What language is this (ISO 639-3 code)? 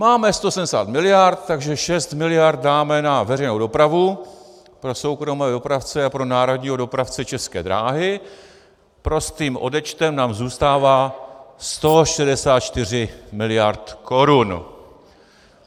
ces